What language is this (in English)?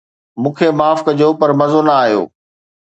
Sindhi